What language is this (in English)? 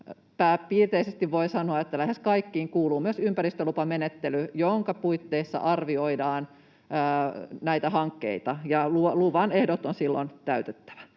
Finnish